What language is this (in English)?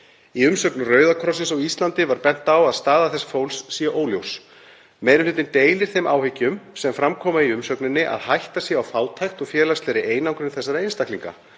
Icelandic